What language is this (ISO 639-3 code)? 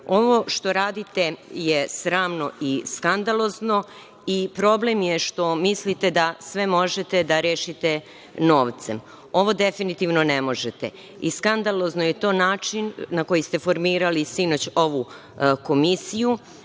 srp